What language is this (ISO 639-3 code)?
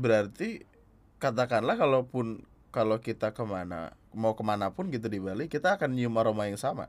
ind